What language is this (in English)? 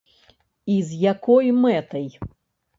Belarusian